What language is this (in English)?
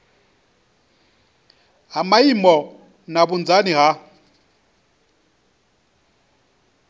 Venda